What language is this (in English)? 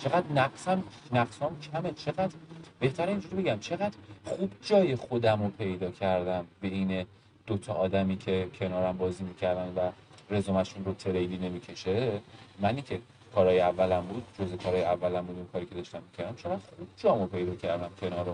Persian